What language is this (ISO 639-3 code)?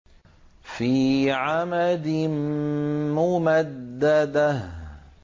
ara